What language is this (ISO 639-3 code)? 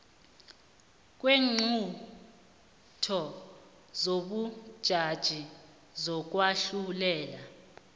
nbl